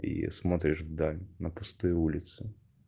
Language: Russian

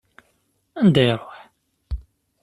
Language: Kabyle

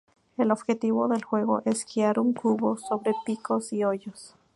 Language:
Spanish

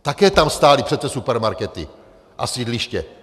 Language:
Czech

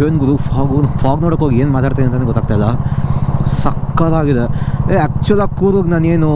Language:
Kannada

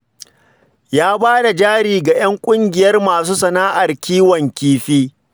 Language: Hausa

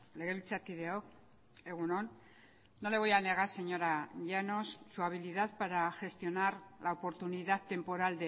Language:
Spanish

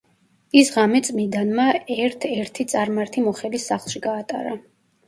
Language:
Georgian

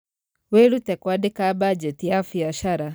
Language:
Kikuyu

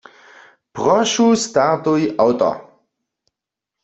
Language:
Upper Sorbian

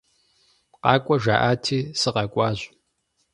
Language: Kabardian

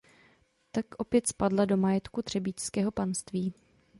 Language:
Czech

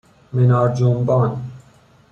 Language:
Persian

